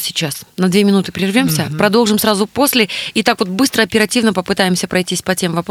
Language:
Russian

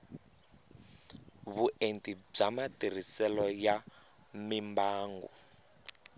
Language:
Tsonga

